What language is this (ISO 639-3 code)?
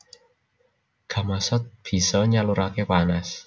jav